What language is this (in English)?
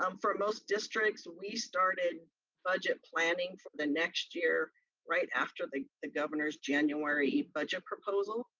English